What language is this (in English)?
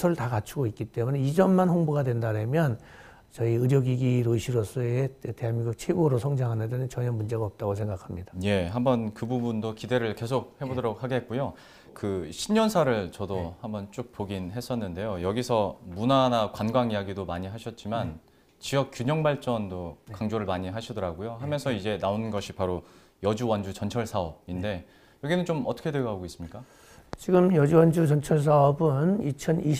Korean